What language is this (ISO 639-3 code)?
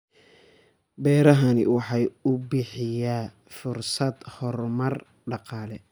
som